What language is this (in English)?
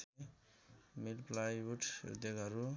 Nepali